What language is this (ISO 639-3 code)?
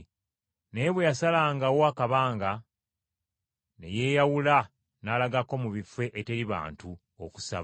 lug